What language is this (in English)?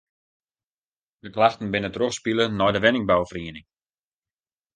Western Frisian